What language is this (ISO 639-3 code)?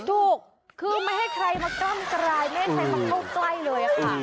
tha